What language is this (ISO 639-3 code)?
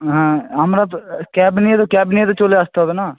ben